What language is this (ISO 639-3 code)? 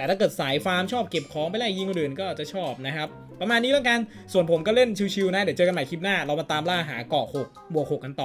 tha